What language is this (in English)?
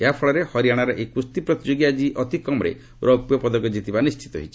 Odia